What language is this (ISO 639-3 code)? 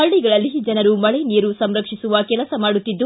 kan